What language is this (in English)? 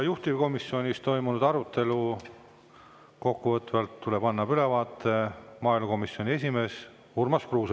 Estonian